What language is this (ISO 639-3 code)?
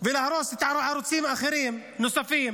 heb